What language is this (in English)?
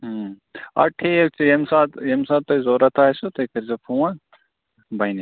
Kashmiri